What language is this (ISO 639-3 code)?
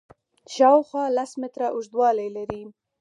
pus